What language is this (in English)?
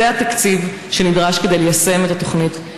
Hebrew